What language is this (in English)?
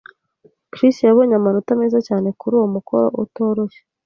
Kinyarwanda